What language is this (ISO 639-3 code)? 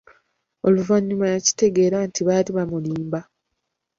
lug